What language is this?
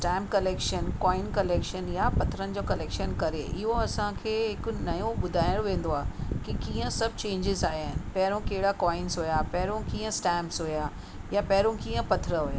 Sindhi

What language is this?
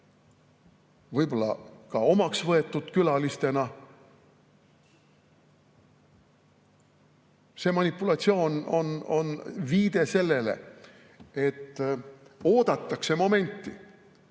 Estonian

